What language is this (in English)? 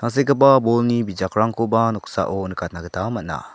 Garo